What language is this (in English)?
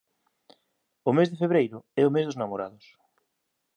Galician